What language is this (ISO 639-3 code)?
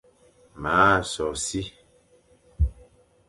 fan